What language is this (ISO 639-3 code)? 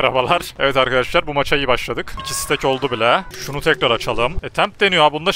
tur